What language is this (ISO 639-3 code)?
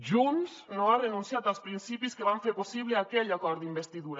cat